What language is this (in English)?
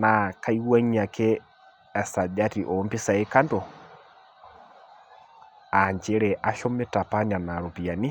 Masai